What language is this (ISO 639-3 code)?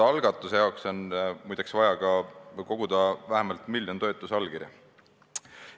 est